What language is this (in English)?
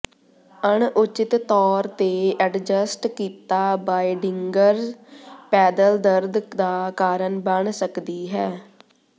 Punjabi